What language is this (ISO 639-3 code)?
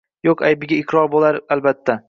uzb